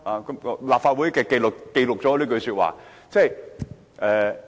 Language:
Cantonese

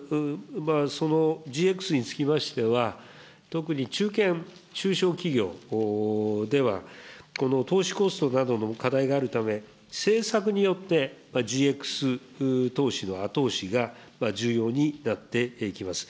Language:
Japanese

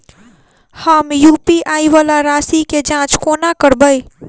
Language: Maithili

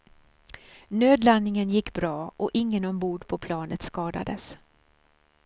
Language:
Swedish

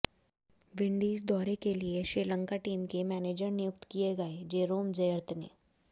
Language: Hindi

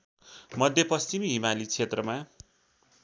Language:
Nepali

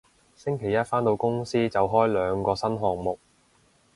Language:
Cantonese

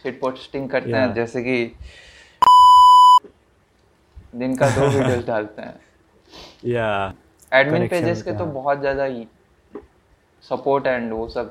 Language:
Hindi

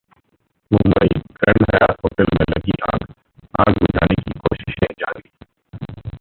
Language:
Hindi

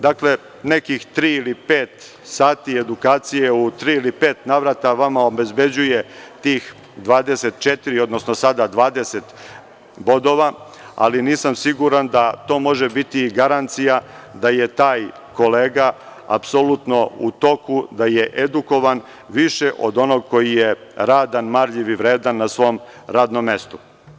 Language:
Serbian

